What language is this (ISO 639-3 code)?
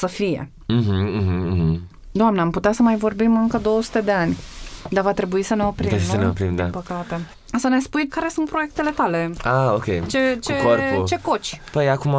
ron